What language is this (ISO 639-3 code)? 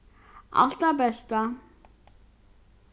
fao